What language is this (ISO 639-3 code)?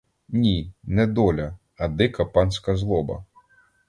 ukr